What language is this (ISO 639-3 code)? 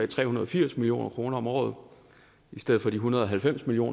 dan